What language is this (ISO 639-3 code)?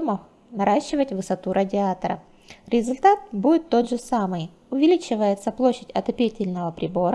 rus